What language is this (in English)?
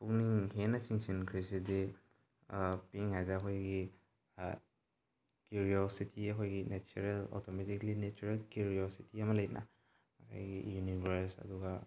Manipuri